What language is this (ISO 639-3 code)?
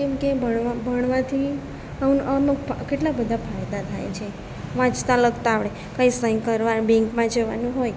guj